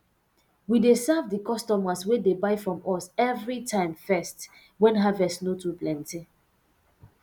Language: Nigerian Pidgin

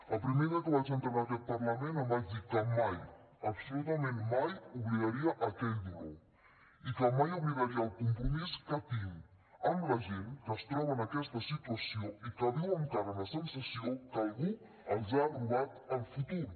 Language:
Catalan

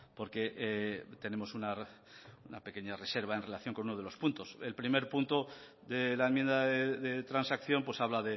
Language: Spanish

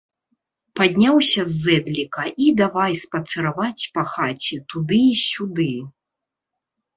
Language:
Belarusian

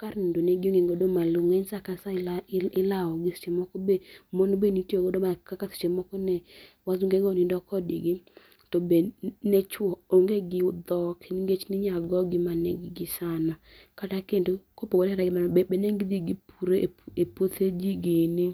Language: Luo (Kenya and Tanzania)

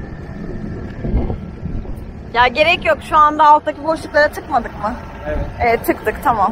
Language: Turkish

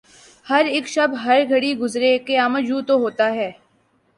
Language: Urdu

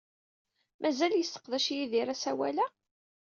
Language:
Kabyle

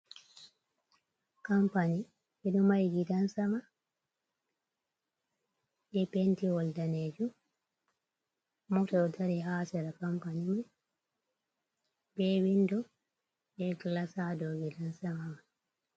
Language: Fula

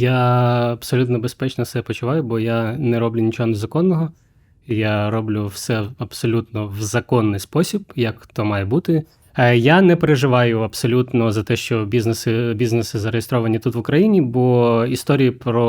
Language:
Ukrainian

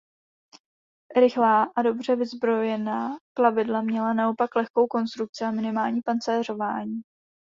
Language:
Czech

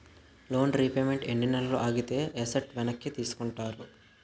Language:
Telugu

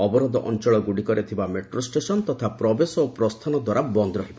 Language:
Odia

